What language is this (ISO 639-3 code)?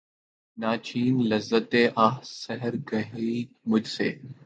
urd